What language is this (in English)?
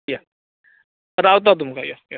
Konkani